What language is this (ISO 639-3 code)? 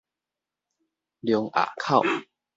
nan